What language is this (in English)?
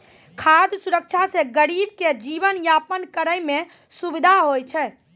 Maithili